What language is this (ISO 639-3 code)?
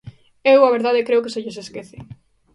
glg